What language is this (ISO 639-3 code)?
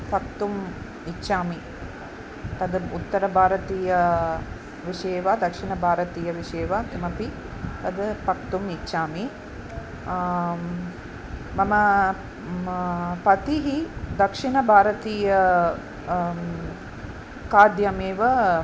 san